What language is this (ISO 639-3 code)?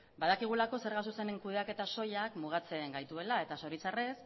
eus